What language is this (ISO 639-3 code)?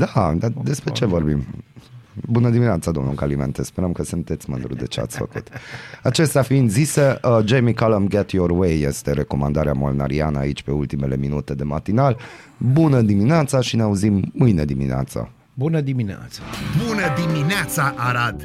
ron